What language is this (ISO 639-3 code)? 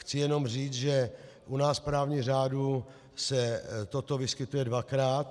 ces